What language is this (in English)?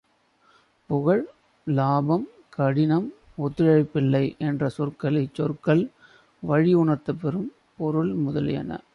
Tamil